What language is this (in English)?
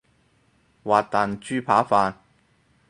Cantonese